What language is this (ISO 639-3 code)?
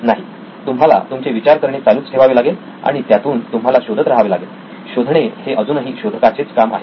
mar